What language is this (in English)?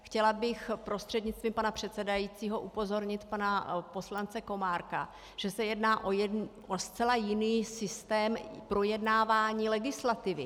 Czech